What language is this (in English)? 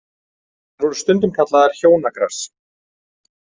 Icelandic